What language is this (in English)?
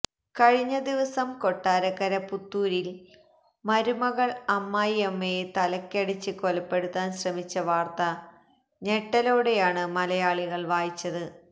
Malayalam